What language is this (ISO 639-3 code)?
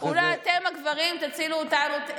heb